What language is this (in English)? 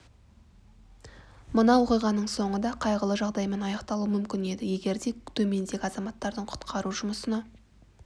Kazakh